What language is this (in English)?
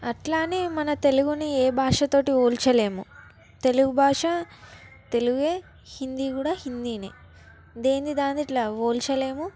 Telugu